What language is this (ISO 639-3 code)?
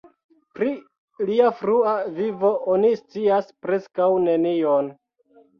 epo